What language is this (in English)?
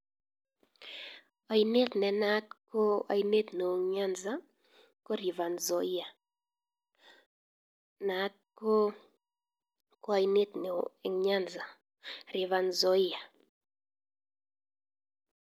Kalenjin